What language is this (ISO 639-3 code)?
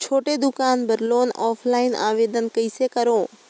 hne